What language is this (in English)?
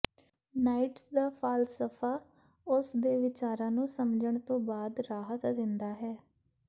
Punjabi